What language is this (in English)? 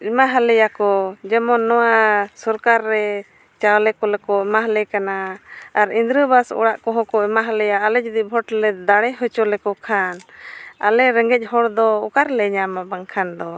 Santali